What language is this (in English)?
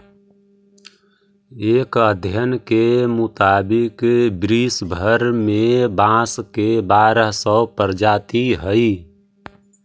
Magahi